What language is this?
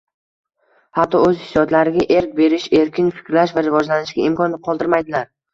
Uzbek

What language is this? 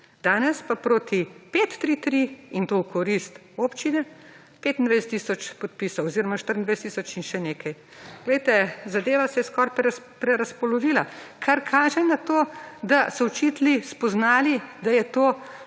Slovenian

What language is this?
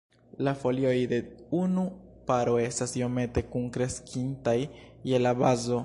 Esperanto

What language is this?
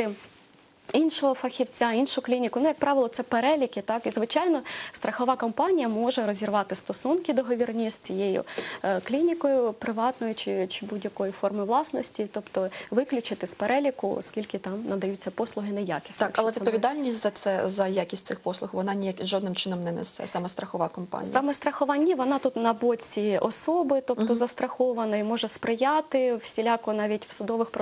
Russian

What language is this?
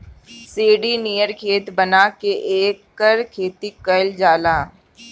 Bhojpuri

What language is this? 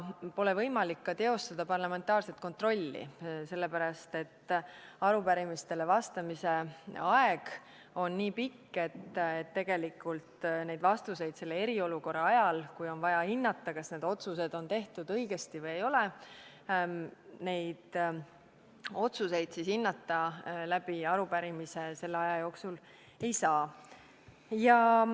Estonian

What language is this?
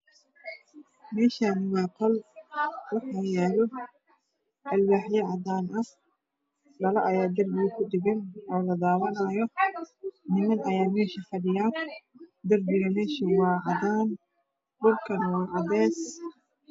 Somali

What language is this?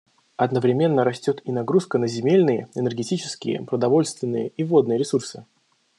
Russian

